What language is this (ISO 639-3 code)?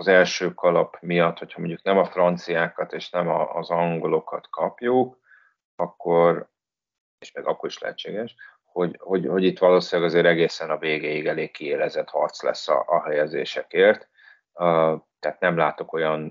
hun